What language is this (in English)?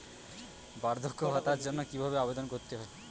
Bangla